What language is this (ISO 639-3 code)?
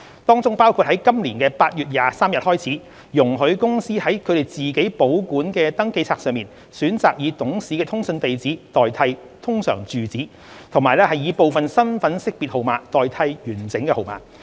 yue